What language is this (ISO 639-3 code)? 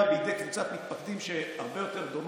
heb